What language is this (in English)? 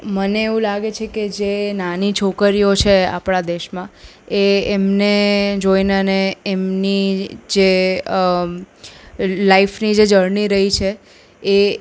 Gujarati